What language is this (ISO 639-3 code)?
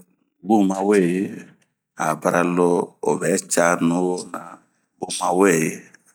bmq